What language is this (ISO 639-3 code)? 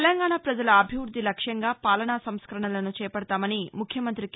tel